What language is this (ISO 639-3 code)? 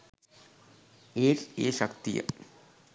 sin